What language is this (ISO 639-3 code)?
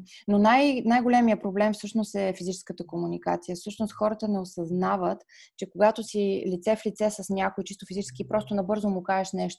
bul